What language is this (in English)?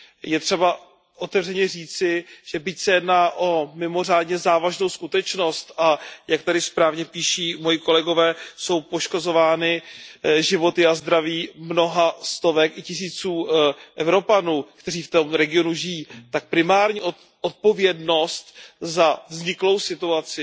Czech